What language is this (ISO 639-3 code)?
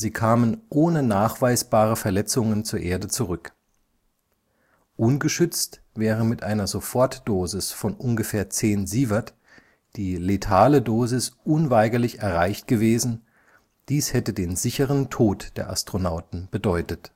deu